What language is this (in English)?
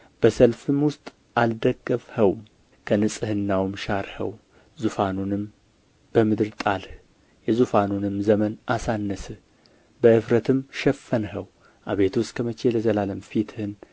Amharic